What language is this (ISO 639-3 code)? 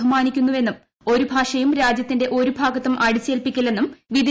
mal